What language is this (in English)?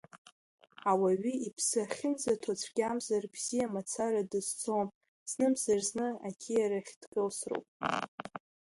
Abkhazian